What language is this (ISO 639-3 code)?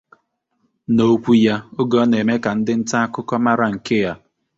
ibo